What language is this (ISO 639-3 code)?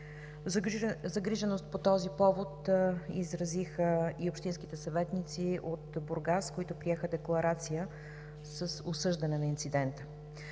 bul